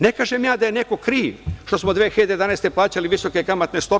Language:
Serbian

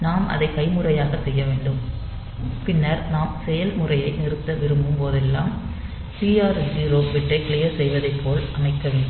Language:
Tamil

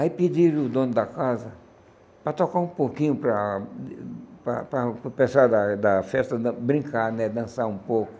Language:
Portuguese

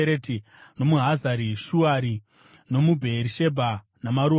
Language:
Shona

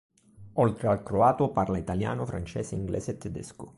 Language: Italian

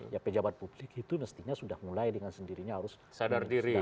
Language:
Indonesian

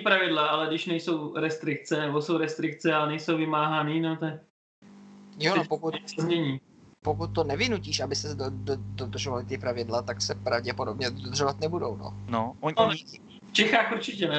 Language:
Czech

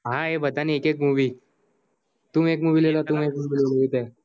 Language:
Gujarati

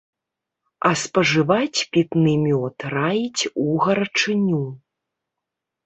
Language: Belarusian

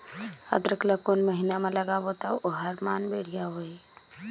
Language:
Chhattisgarhi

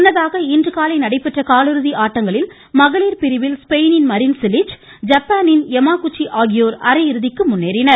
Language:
Tamil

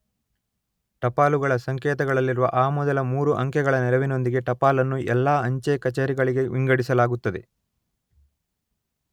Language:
Kannada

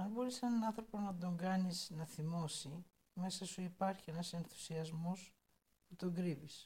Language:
Greek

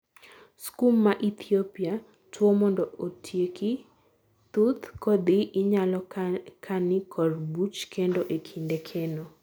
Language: Luo (Kenya and Tanzania)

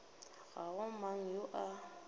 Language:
Northern Sotho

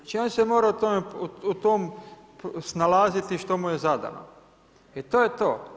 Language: Croatian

